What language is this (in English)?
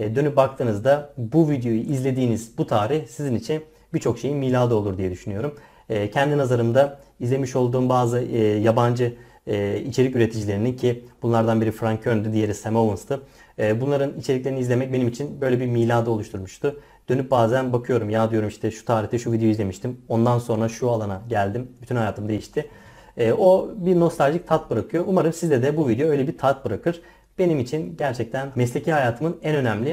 Turkish